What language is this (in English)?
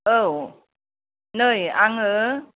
Bodo